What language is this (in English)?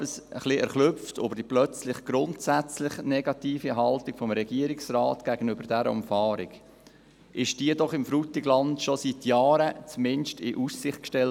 Swiss German